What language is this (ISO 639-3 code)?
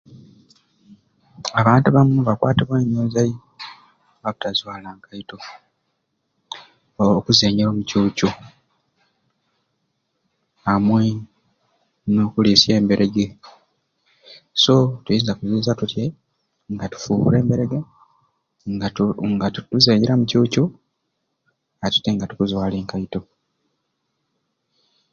ruc